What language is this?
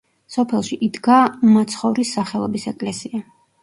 Georgian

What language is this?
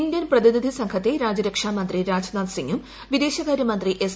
Malayalam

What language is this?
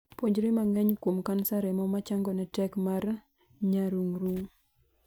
Luo (Kenya and Tanzania)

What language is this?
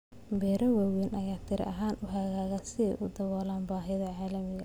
Somali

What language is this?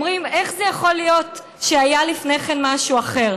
Hebrew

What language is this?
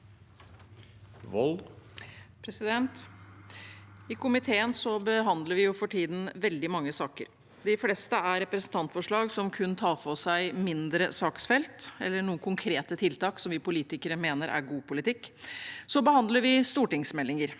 Norwegian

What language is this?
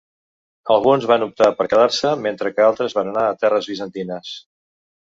Catalan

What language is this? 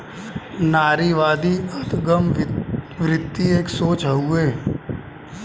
Bhojpuri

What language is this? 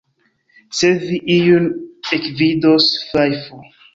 Esperanto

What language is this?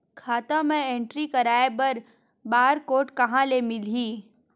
Chhattisgarhi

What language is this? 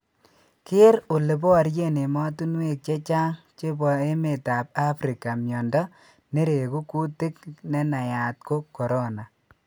Kalenjin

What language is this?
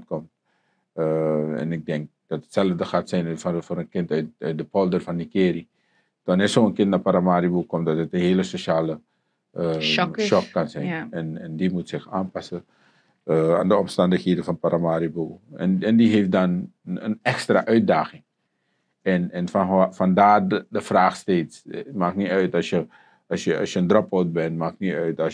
Dutch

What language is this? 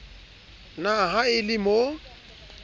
Southern Sotho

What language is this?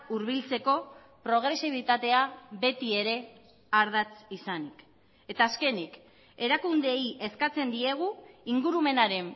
Basque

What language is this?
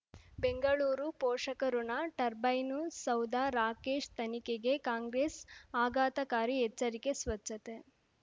Kannada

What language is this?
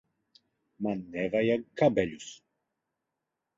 Latvian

